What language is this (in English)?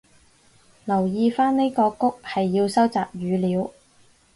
Cantonese